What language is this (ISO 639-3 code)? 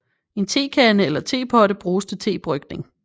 dan